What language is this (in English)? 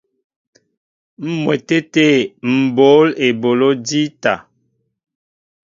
Mbo (Cameroon)